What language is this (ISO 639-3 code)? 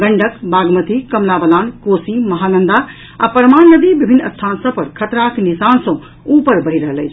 mai